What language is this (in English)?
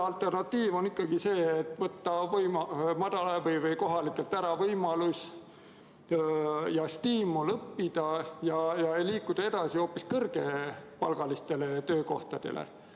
Estonian